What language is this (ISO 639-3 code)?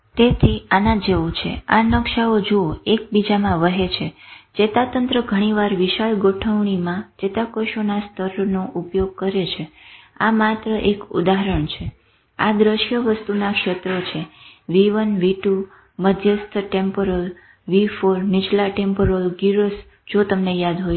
guj